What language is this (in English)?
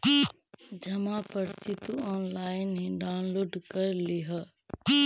Magahi